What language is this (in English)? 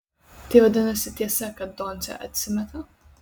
Lithuanian